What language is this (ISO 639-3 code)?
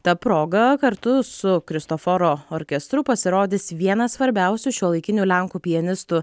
lit